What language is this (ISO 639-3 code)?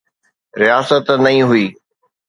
snd